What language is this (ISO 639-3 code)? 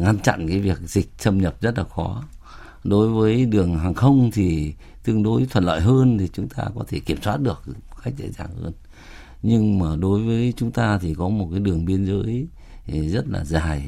vie